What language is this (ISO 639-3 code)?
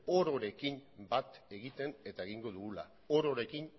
eus